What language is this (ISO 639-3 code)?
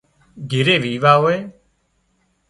kxp